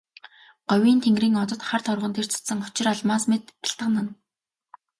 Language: Mongolian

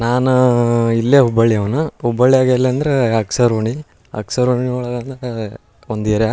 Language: Kannada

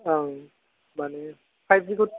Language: Bodo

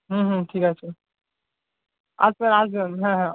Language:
Bangla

